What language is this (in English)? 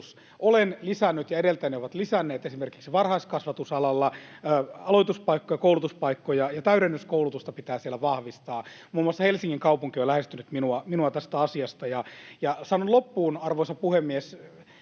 Finnish